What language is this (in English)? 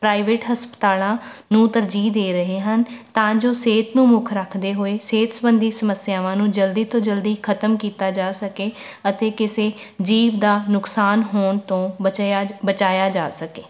Punjabi